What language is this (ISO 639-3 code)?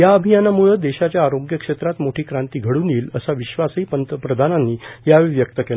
mar